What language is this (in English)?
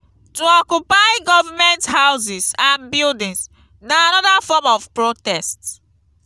Nigerian Pidgin